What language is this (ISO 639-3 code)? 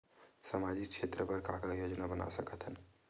hne